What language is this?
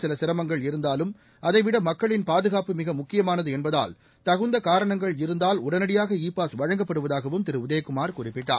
Tamil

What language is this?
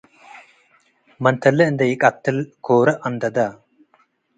Tigre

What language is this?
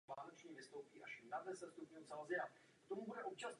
Czech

